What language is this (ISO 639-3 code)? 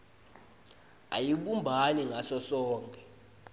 ssw